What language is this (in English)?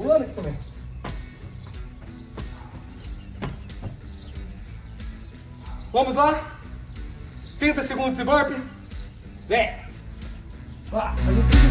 Portuguese